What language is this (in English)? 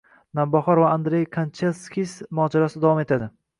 Uzbek